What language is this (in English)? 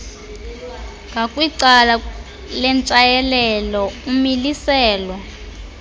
Xhosa